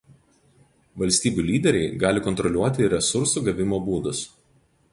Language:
Lithuanian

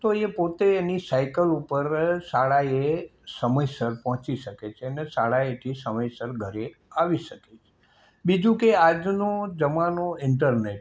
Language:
Gujarati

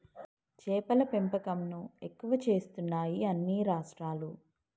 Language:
Telugu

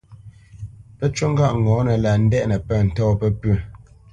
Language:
Bamenyam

